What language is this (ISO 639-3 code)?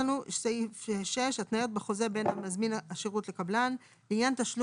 heb